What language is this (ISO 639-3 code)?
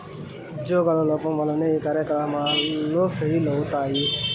tel